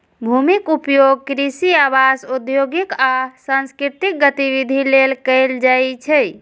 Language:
Maithili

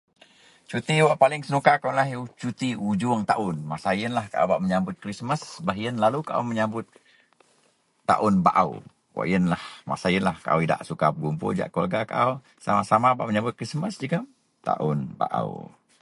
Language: Central Melanau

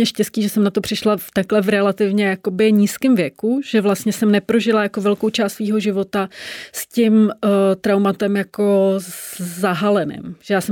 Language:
Czech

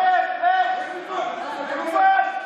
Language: Hebrew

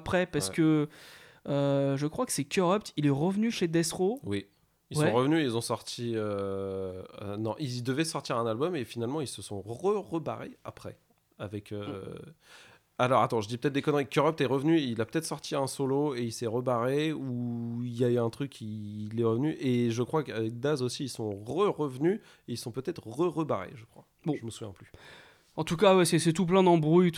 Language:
French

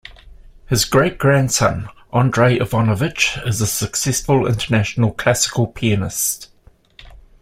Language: English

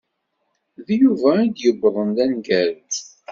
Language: Kabyle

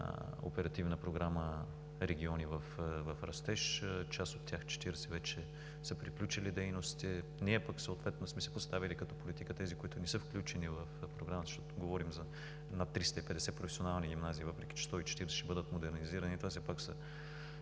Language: Bulgarian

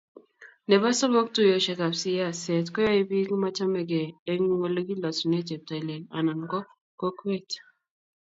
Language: Kalenjin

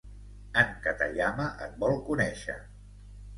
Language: Catalan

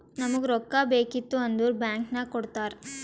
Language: Kannada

